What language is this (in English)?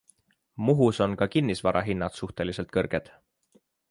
Estonian